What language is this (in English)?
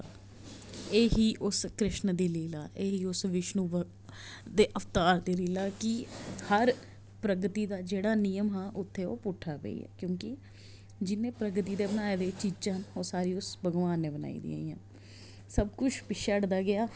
Dogri